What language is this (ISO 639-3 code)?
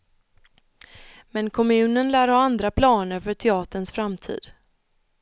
swe